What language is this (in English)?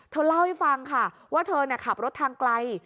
Thai